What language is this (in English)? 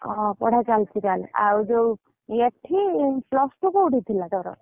Odia